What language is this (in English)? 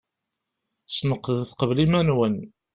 Kabyle